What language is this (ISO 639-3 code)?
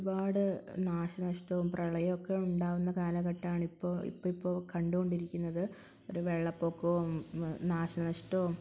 mal